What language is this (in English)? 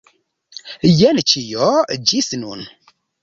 Esperanto